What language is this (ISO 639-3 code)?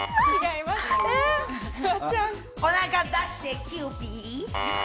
jpn